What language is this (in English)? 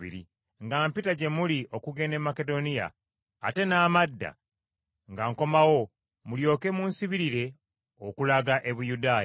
Ganda